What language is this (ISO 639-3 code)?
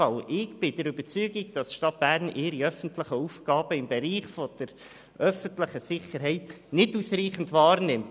gsw